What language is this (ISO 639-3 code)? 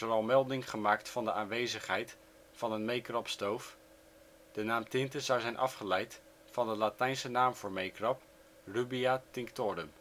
nld